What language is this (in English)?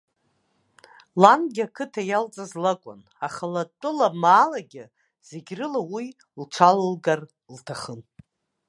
Abkhazian